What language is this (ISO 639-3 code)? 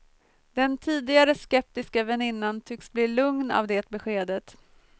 swe